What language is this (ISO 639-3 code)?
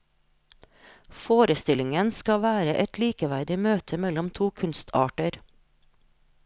nor